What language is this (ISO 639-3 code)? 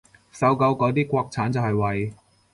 yue